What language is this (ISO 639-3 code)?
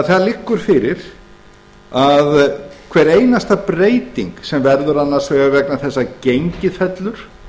isl